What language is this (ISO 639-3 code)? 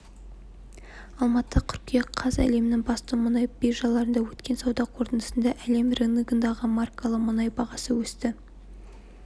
kaz